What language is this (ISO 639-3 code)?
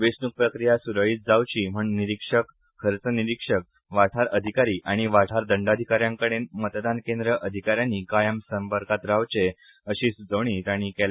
kok